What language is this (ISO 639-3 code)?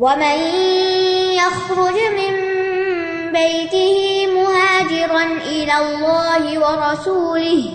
urd